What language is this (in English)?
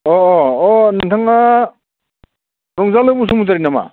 Bodo